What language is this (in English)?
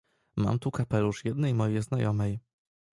Polish